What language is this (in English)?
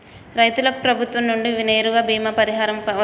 Telugu